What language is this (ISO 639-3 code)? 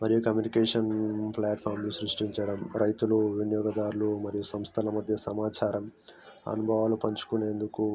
tel